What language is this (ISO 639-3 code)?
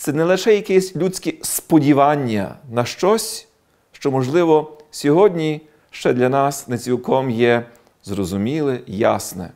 ukr